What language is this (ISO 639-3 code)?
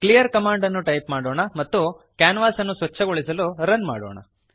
kan